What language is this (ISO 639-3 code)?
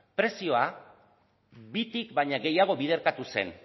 eus